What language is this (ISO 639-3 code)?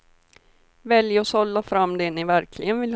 swe